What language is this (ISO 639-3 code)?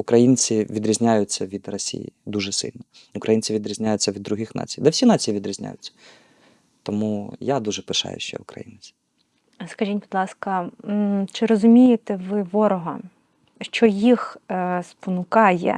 ukr